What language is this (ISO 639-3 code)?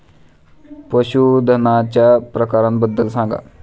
mar